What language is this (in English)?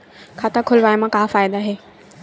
Chhattisgarhi